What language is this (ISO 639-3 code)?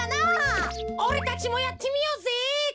jpn